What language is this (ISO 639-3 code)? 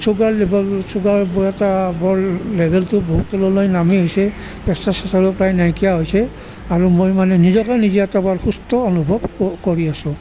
asm